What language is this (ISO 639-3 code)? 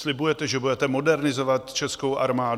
ces